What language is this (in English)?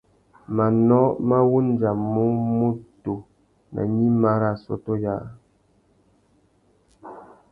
Tuki